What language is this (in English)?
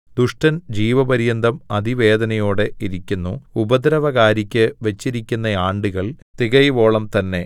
Malayalam